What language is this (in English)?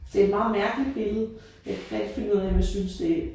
Danish